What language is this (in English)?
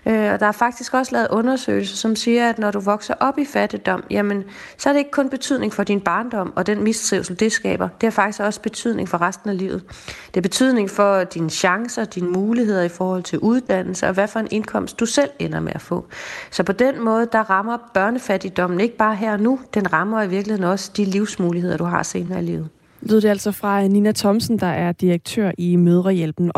Danish